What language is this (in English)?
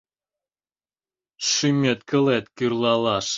Mari